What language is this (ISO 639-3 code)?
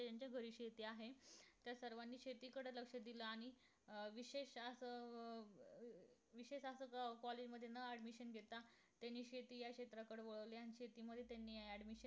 mar